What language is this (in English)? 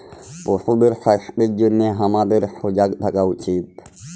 Bangla